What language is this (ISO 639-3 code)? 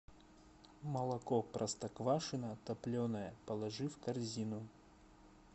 rus